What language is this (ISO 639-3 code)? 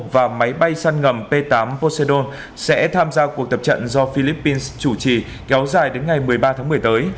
vie